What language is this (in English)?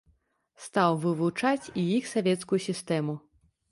Belarusian